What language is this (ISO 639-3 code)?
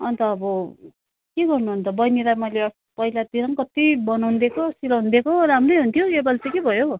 nep